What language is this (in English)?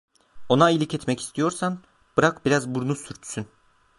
Turkish